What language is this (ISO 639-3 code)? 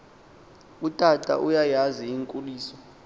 xho